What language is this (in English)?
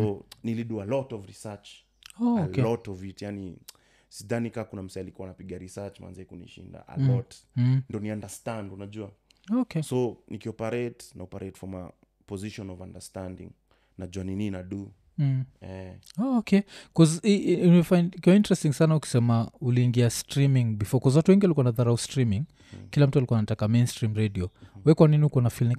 Swahili